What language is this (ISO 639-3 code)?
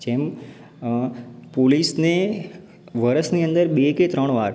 guj